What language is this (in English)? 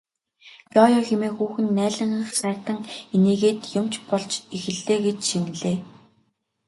Mongolian